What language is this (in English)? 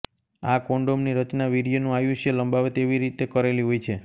Gujarati